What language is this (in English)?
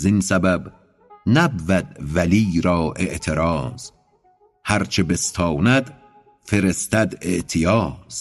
Persian